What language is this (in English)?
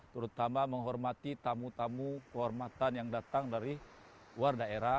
Indonesian